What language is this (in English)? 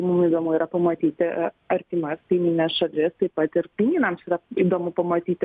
Lithuanian